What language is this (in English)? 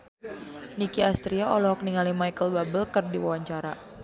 Sundanese